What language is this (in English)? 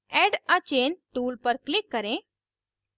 Hindi